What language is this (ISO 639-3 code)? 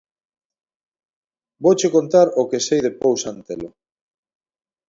glg